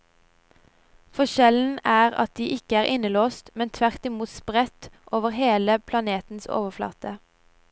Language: Norwegian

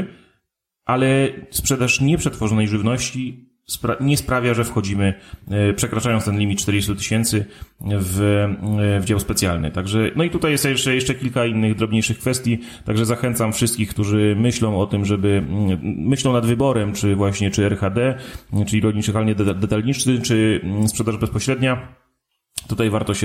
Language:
Polish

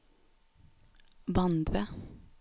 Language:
Norwegian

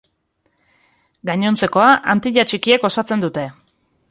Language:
Basque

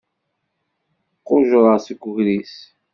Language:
Kabyle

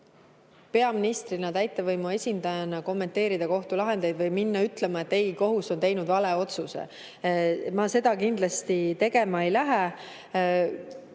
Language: Estonian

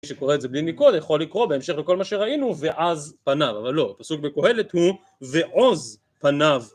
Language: Hebrew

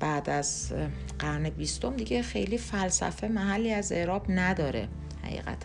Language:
Persian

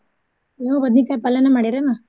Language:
Kannada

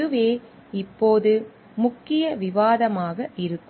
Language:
Tamil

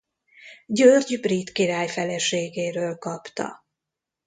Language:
Hungarian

